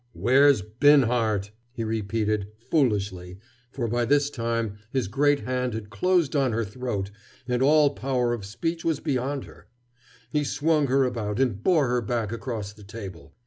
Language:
English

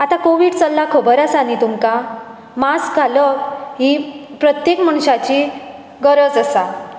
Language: Konkani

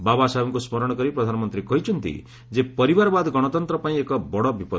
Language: Odia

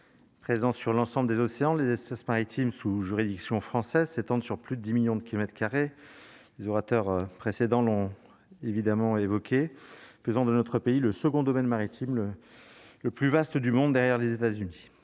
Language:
French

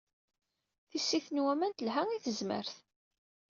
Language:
Kabyle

